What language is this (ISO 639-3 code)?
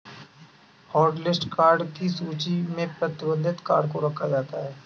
hin